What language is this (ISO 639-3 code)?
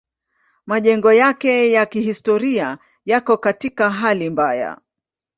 swa